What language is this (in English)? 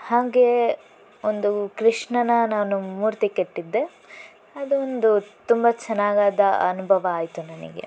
Kannada